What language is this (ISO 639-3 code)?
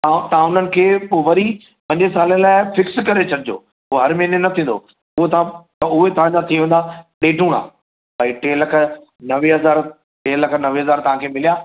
snd